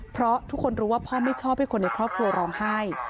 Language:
Thai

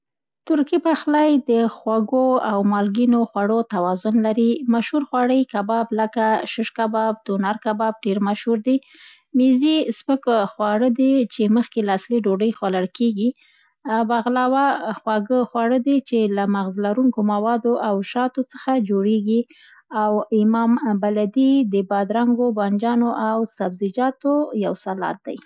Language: Central Pashto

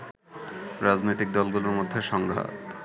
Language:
Bangla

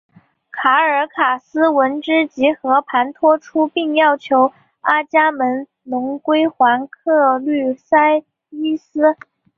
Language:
Chinese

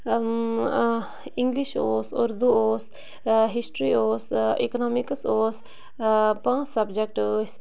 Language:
Kashmiri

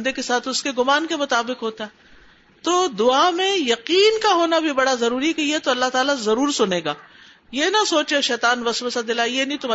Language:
Urdu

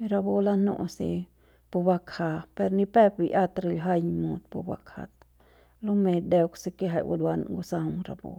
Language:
Central Pame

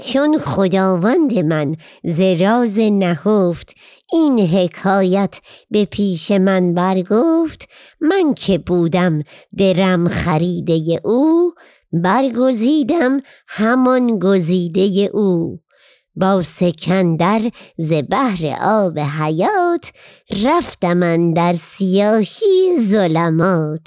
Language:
Persian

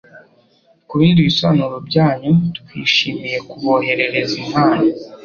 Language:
Kinyarwanda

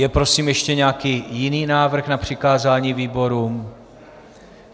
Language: Czech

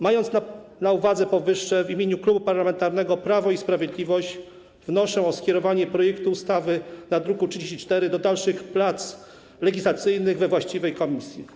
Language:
Polish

